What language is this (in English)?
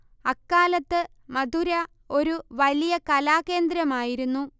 Malayalam